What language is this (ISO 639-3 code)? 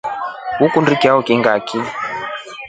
rof